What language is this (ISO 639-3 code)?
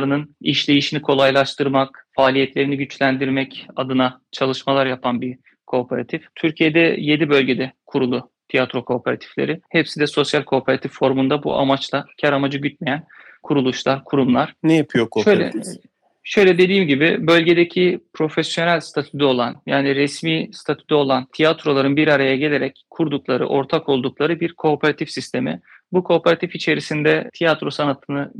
tur